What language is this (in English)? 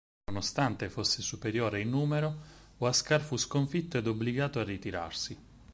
Italian